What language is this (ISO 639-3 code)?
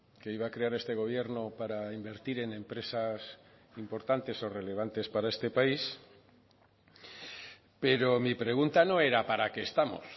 spa